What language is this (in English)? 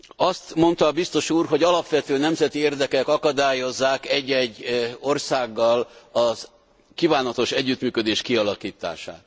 Hungarian